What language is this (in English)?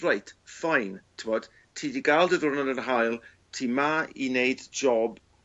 Welsh